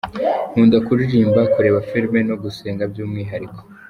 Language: Kinyarwanda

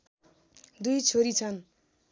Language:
Nepali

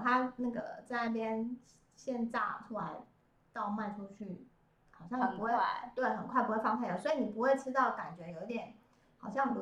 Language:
Chinese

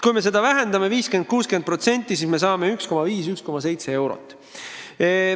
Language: Estonian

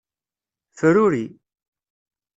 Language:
Kabyle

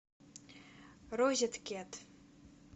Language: Russian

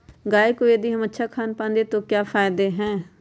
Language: Magahi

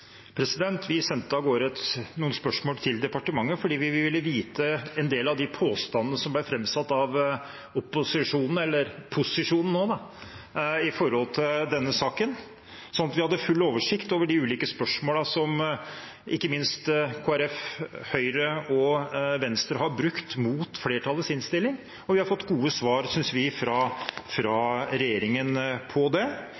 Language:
Norwegian Bokmål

